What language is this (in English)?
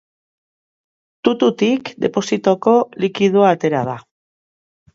Basque